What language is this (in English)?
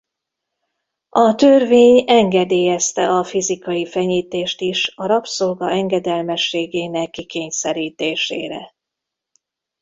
Hungarian